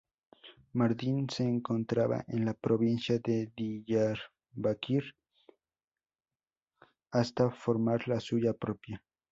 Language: Spanish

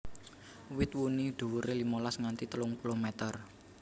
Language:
Javanese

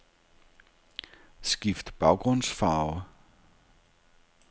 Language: Danish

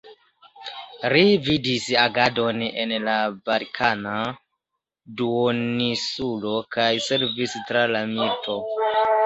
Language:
Esperanto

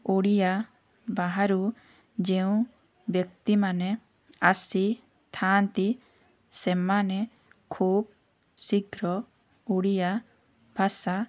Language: Odia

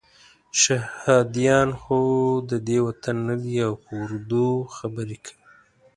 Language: Pashto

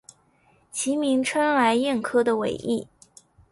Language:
Chinese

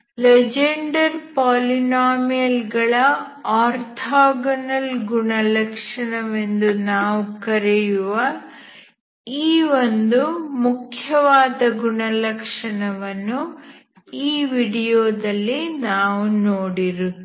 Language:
Kannada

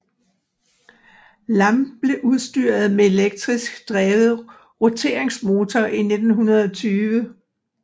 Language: Danish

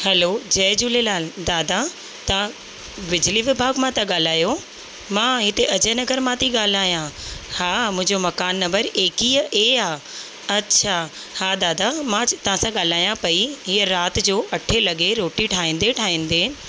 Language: Sindhi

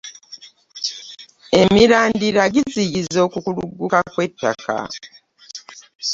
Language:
Ganda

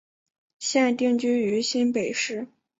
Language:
Chinese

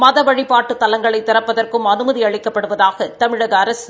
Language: Tamil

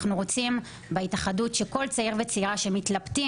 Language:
Hebrew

